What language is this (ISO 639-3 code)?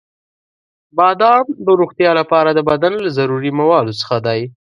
pus